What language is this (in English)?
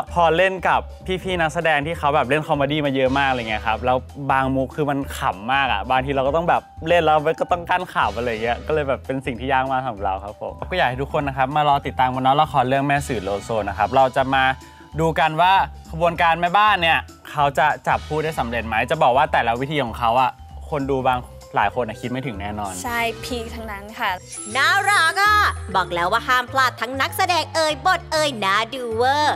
Thai